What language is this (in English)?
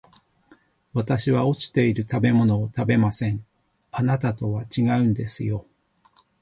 Japanese